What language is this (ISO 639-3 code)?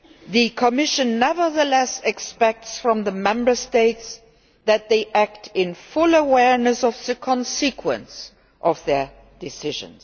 eng